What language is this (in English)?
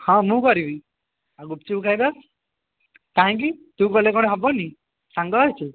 Odia